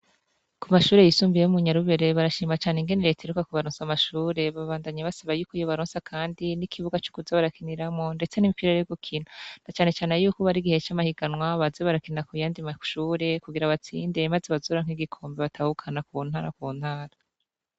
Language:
Rundi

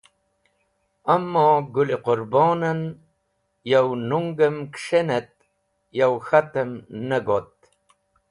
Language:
Wakhi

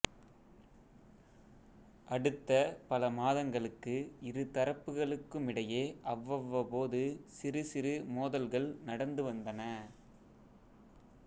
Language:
Tamil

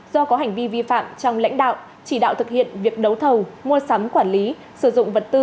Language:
Vietnamese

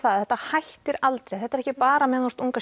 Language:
Icelandic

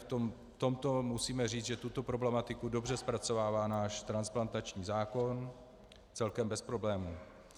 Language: Czech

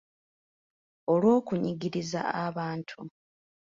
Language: Ganda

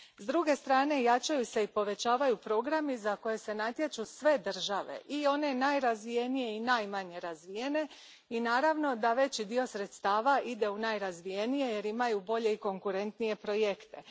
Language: Croatian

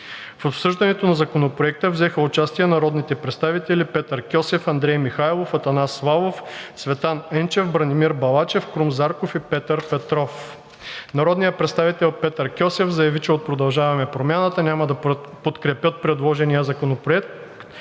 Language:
Bulgarian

